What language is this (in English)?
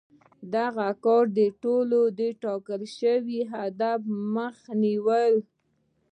Pashto